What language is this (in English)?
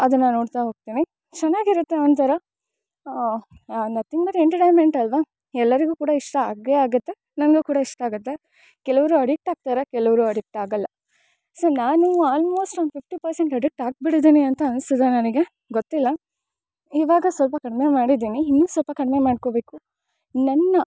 Kannada